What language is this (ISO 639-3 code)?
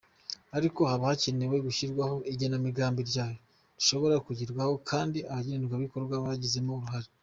kin